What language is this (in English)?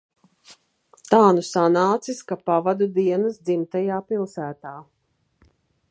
Latvian